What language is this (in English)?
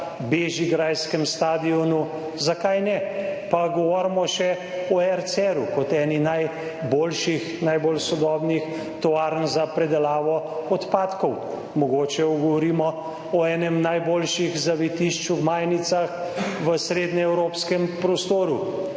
Slovenian